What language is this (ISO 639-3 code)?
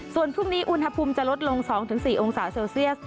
tha